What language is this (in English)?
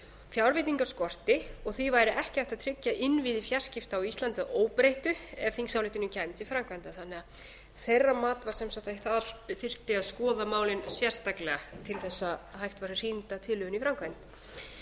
Icelandic